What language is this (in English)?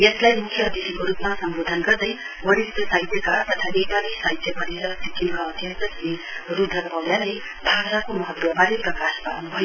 Nepali